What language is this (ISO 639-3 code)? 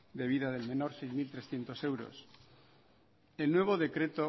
spa